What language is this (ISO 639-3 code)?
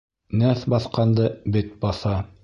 bak